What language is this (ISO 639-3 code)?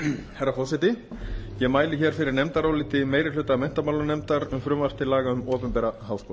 isl